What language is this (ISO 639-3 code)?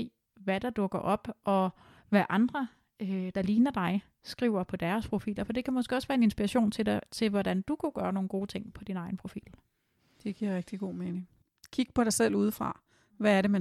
dan